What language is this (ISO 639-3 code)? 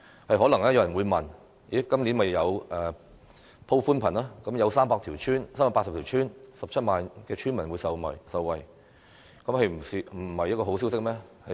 yue